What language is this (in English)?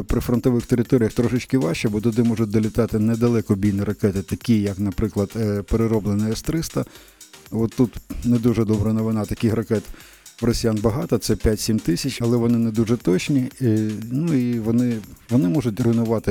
Ukrainian